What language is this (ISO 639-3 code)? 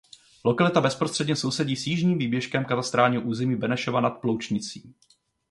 ces